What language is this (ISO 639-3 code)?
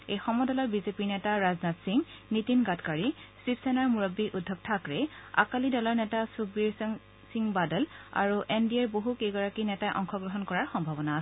asm